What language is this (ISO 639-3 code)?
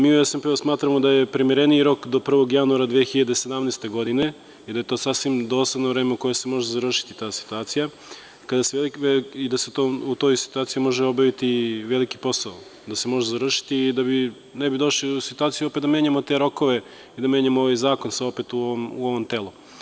srp